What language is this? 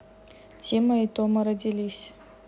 Russian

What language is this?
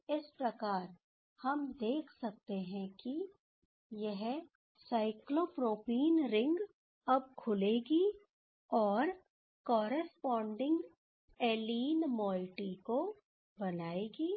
Hindi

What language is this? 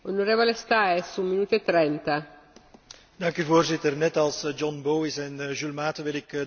Dutch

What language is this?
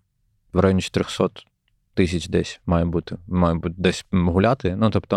Ukrainian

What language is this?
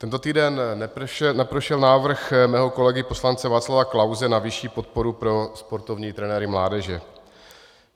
Czech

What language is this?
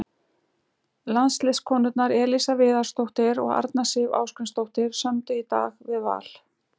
Icelandic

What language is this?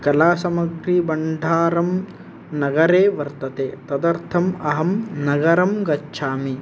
Sanskrit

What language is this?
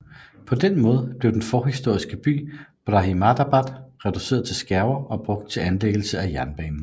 Danish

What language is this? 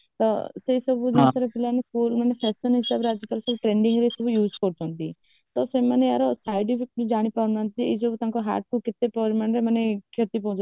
Odia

